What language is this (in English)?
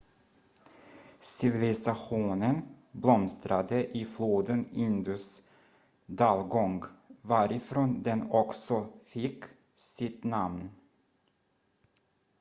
Swedish